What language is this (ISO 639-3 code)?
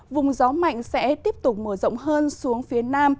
vie